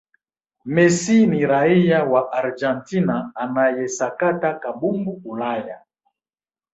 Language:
Swahili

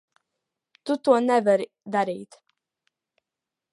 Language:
Latvian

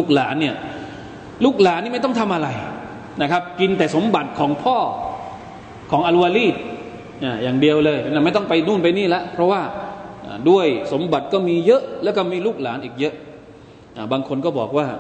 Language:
Thai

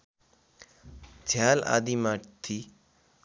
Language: Nepali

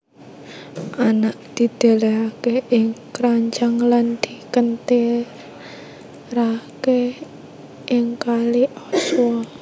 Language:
Javanese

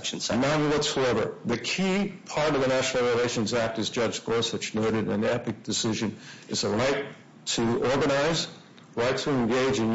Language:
English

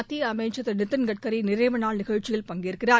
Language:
Tamil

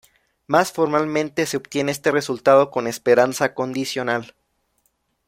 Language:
Spanish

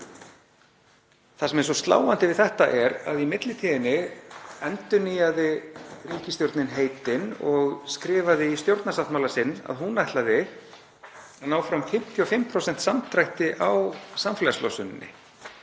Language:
Icelandic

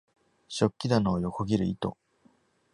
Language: Japanese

